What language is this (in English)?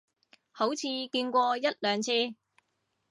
Cantonese